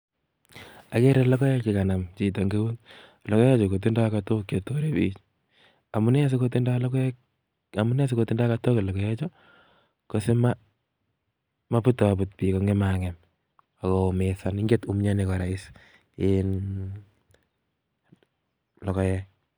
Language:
Kalenjin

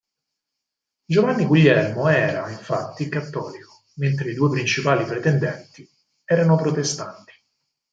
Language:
Italian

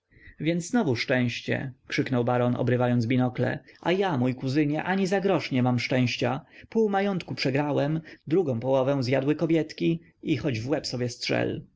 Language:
Polish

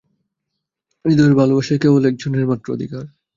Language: Bangla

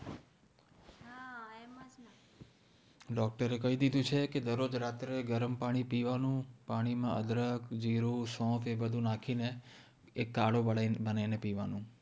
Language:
Gujarati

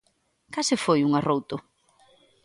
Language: Galician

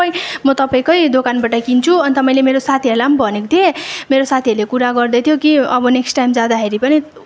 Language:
Nepali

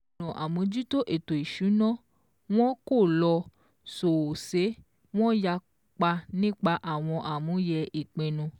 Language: Yoruba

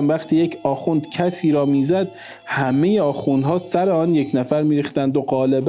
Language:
Persian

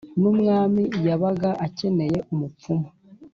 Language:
Kinyarwanda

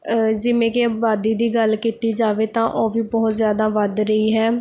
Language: Punjabi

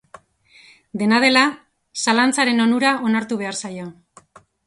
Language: Basque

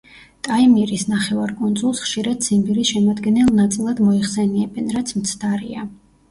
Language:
Georgian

